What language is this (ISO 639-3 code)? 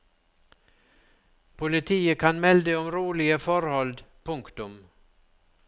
nor